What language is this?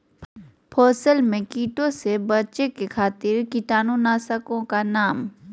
Magahi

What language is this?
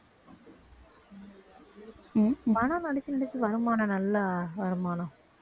Tamil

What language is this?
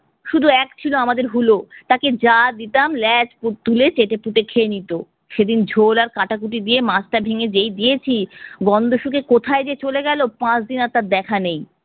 Bangla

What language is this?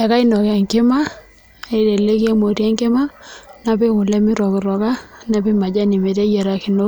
Masai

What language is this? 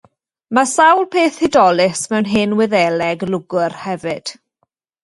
Welsh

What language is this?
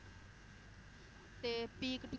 Punjabi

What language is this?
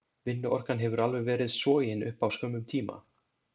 Icelandic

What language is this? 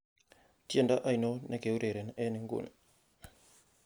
Kalenjin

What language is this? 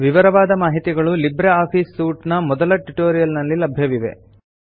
Kannada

